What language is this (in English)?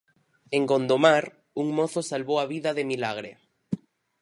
Galician